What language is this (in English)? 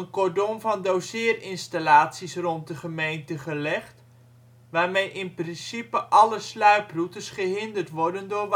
Dutch